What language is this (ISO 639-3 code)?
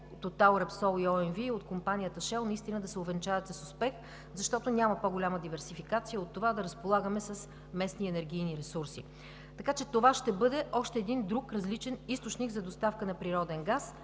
bul